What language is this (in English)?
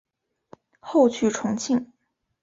Chinese